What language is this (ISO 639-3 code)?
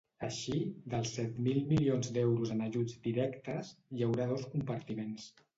cat